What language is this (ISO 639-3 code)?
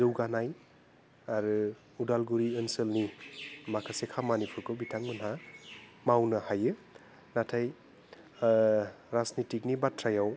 brx